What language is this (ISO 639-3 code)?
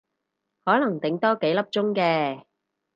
yue